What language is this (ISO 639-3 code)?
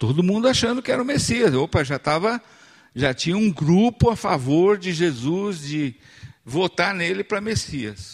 por